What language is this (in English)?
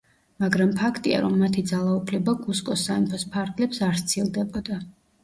Georgian